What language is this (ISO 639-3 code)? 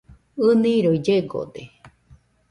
hux